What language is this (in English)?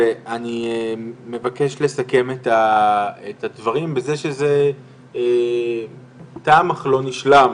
Hebrew